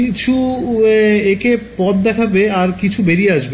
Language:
Bangla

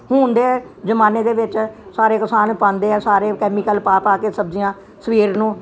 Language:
Punjabi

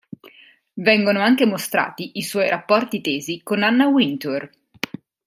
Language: Italian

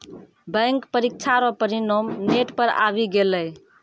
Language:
Maithili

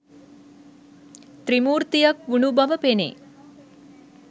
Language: Sinhala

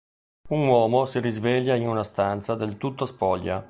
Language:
Italian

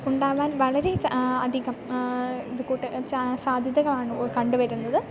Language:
Malayalam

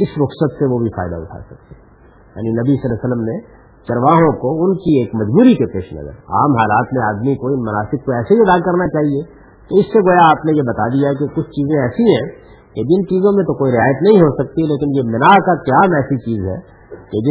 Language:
Urdu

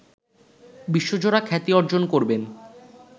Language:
Bangla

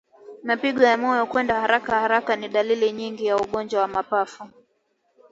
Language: Swahili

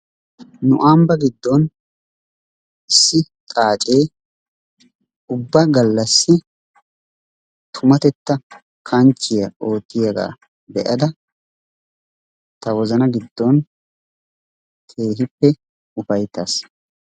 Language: Wolaytta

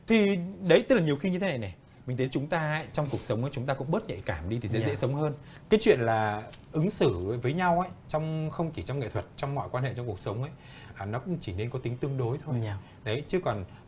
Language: Vietnamese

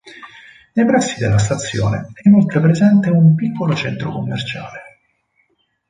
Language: Italian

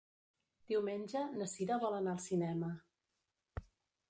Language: Catalan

